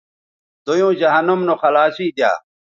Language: Bateri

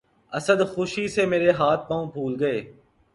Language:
Urdu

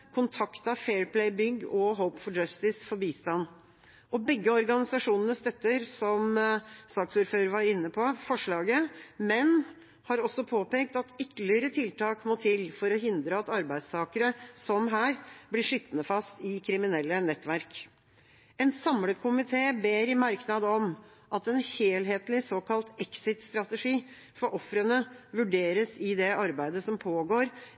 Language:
Norwegian Bokmål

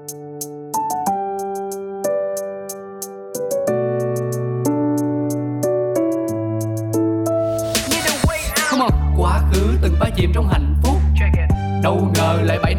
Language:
Vietnamese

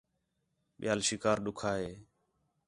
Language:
Khetrani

